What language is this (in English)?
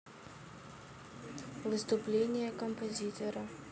Russian